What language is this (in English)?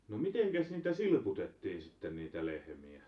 Finnish